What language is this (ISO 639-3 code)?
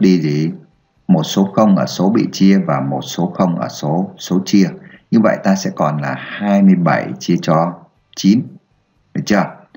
vie